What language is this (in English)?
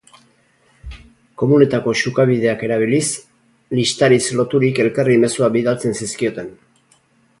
Basque